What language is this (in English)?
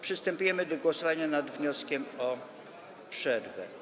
Polish